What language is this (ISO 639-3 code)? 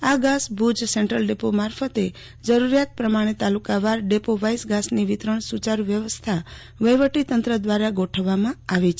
guj